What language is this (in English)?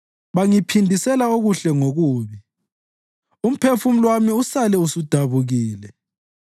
North Ndebele